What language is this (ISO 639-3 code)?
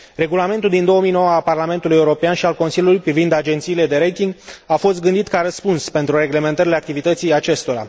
ron